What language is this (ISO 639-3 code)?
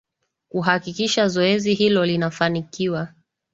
swa